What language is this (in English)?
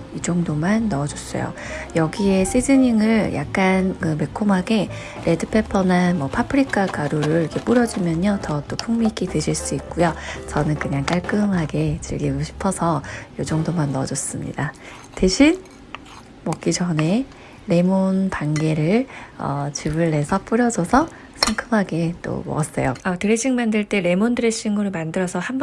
Korean